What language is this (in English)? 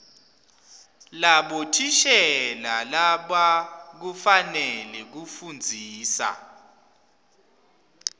Swati